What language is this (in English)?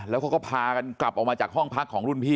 Thai